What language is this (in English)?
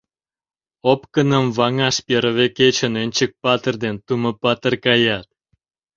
Mari